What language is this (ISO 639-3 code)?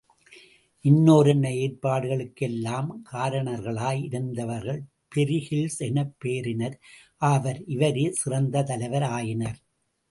tam